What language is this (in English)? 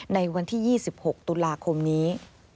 Thai